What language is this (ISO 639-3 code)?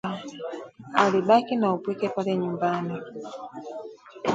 swa